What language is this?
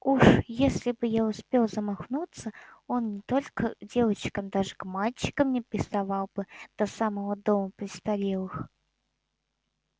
Russian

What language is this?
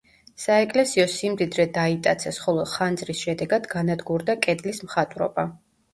Georgian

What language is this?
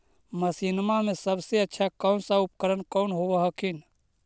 Magahi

